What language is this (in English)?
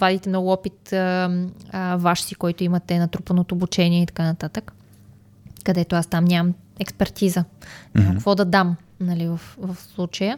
Bulgarian